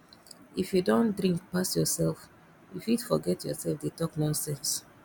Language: Nigerian Pidgin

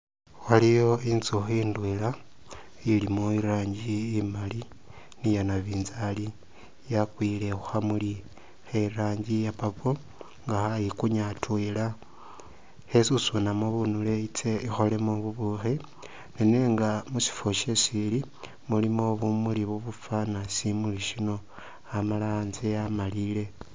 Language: Masaaba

